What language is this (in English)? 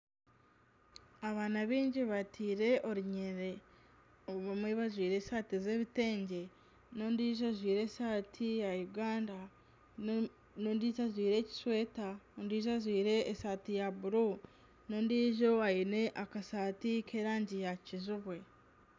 Nyankole